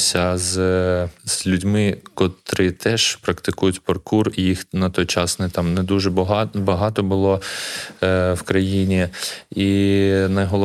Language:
Ukrainian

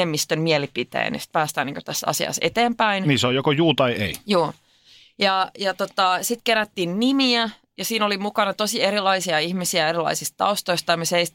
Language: Finnish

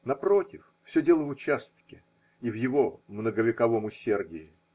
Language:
Russian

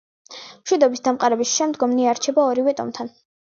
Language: Georgian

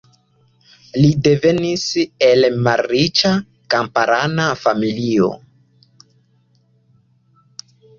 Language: Esperanto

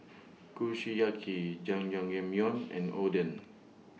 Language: English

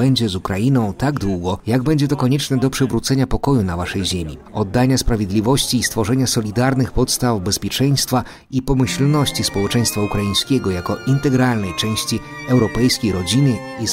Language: Polish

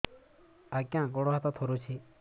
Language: Odia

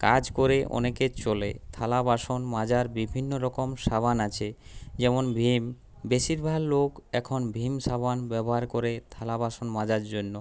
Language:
Bangla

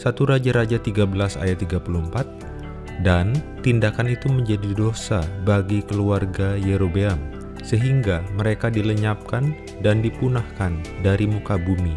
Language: Indonesian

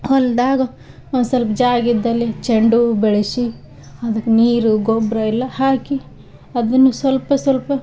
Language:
Kannada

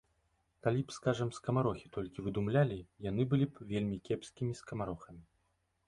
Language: Belarusian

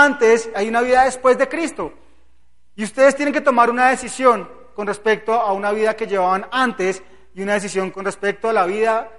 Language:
Spanish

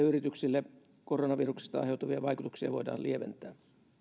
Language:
Finnish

